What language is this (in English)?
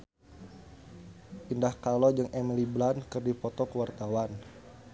Sundanese